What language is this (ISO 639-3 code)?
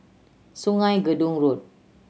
eng